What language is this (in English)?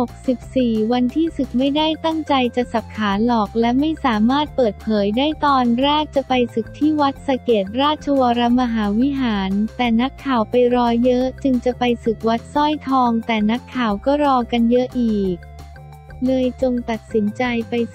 Thai